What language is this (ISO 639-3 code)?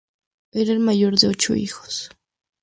spa